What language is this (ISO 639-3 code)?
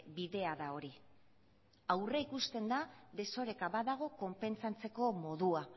eus